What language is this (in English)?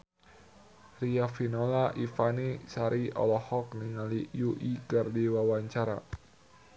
Sundanese